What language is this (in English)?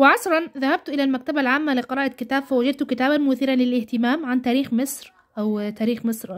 Arabic